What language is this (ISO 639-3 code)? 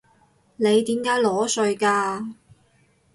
yue